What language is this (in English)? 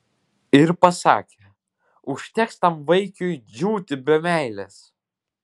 Lithuanian